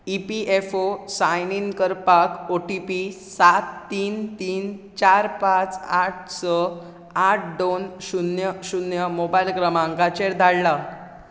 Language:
Konkani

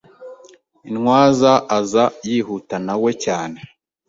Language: Kinyarwanda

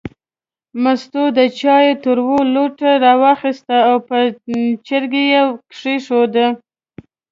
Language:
Pashto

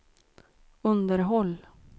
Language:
Swedish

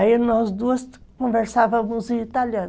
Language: Portuguese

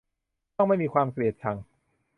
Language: Thai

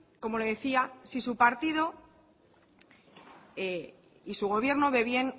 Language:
Spanish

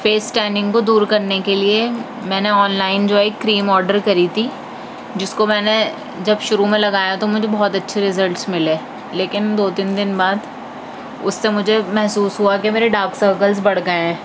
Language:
Urdu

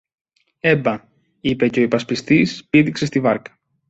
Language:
Greek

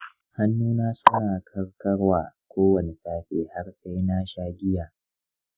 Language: Hausa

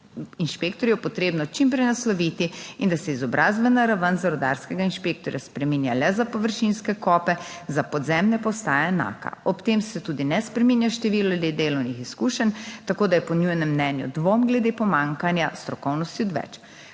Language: Slovenian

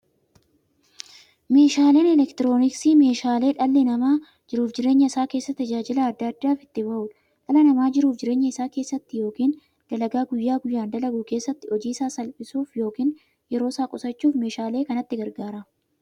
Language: Oromo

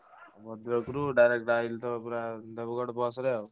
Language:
Odia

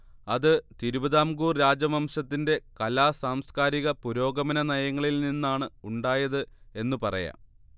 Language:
Malayalam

